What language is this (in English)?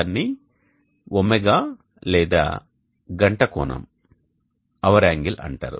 Telugu